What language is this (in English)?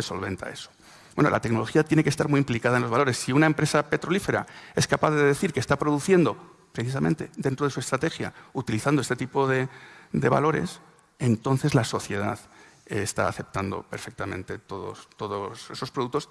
Spanish